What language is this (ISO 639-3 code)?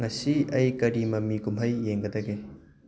mni